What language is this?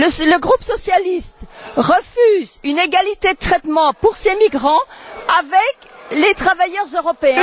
French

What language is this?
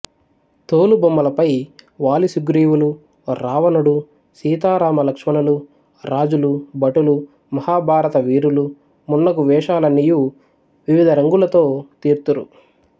Telugu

